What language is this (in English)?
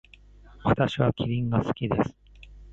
Japanese